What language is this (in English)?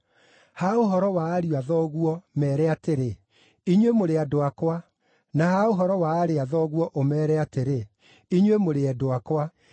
Kikuyu